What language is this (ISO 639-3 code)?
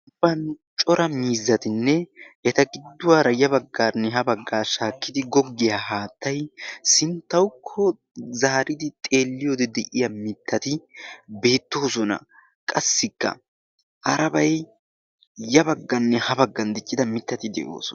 wal